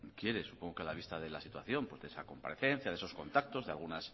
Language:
Spanish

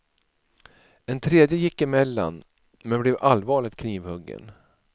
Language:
Swedish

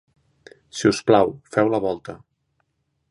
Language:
Catalan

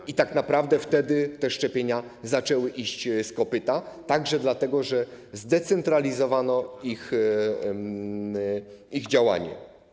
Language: Polish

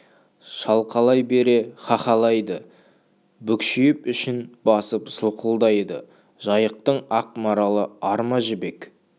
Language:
Kazakh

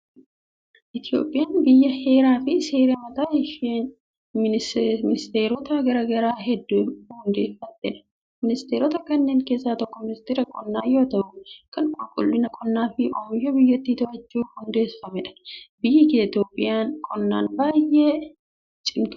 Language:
Oromo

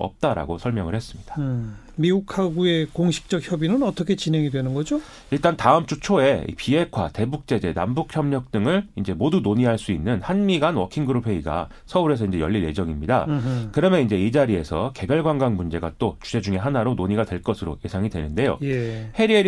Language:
Korean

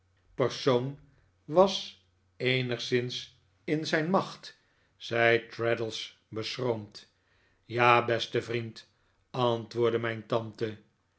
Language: Dutch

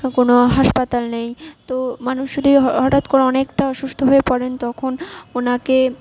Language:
Bangla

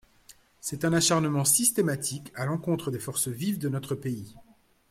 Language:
French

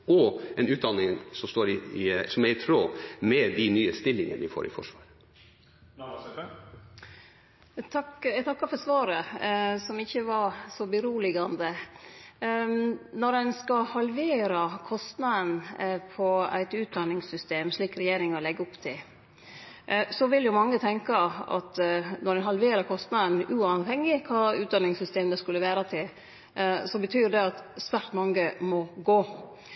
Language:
Norwegian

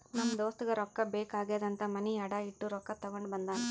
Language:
Kannada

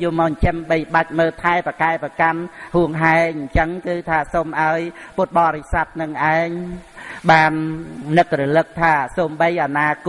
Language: Vietnamese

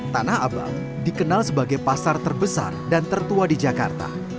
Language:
Indonesian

